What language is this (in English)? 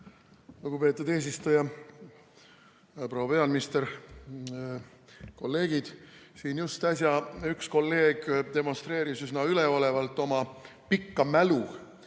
Estonian